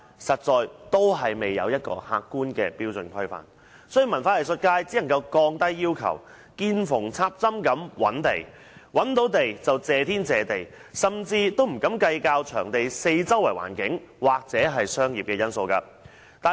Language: Cantonese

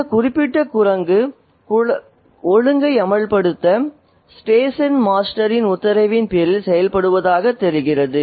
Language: Tamil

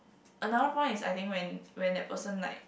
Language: English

